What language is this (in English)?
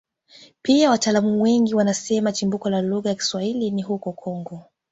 Swahili